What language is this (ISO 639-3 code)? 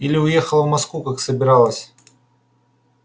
rus